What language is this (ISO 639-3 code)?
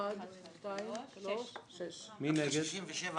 heb